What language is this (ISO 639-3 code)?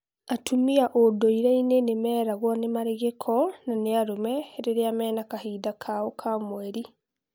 kik